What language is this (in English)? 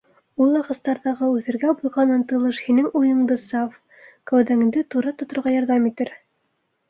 Bashkir